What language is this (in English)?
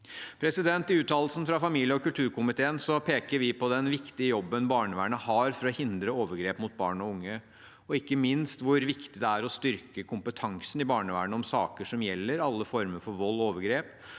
Norwegian